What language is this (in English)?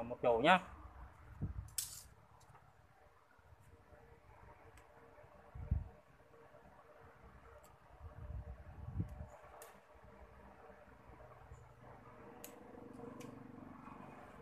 Vietnamese